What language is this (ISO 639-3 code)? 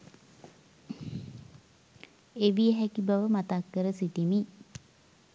sin